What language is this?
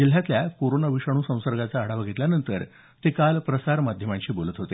Marathi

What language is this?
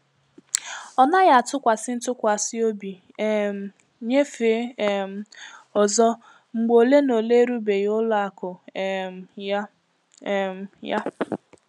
Igbo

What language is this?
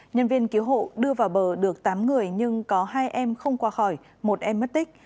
Vietnamese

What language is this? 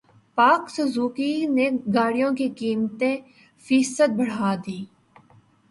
Urdu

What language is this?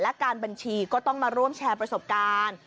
Thai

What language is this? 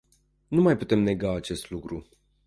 Romanian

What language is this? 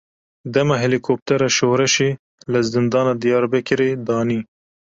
Kurdish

